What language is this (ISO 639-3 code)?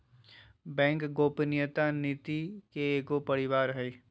mag